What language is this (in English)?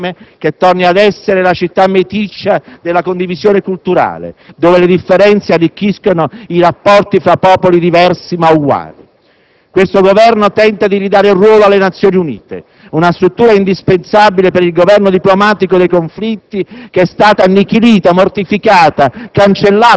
Italian